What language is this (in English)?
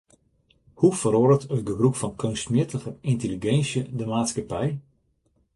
Western Frisian